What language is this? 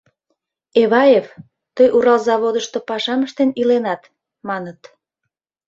Mari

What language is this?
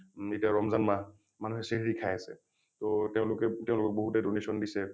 Assamese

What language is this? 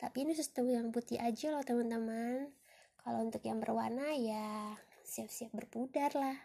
Indonesian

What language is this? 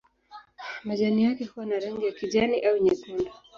Swahili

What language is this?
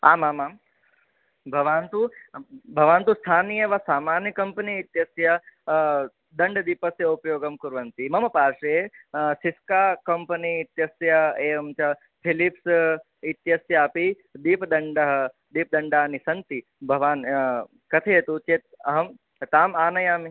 Sanskrit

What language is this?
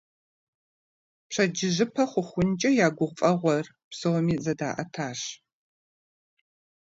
Kabardian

